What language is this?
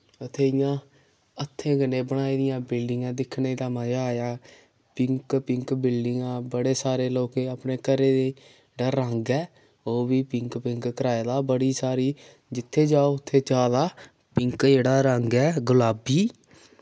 Dogri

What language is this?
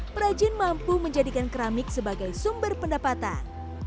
Indonesian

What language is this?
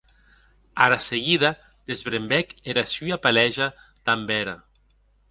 Occitan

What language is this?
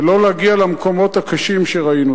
Hebrew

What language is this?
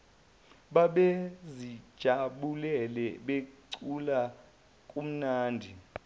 Zulu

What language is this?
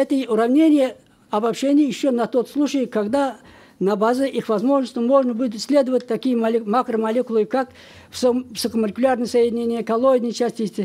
Russian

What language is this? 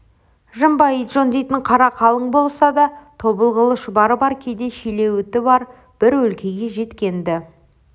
Kazakh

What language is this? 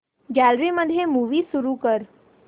Marathi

